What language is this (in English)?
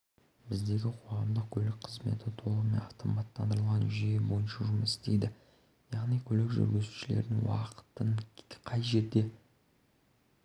Kazakh